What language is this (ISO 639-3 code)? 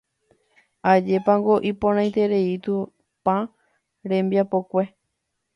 grn